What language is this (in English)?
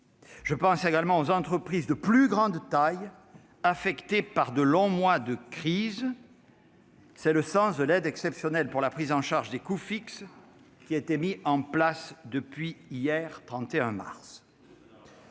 French